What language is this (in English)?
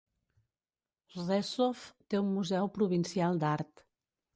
Catalan